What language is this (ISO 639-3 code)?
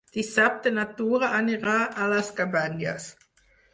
cat